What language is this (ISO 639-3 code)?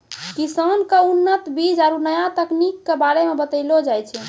mai